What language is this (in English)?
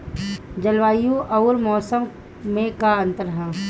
Bhojpuri